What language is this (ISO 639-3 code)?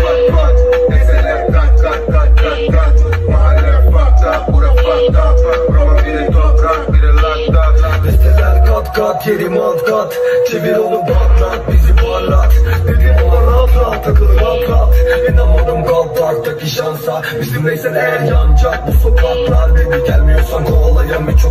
ron